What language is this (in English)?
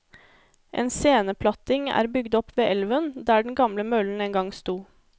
Norwegian